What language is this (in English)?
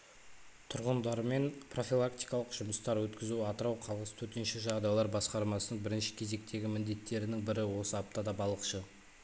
Kazakh